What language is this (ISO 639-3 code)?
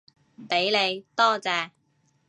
yue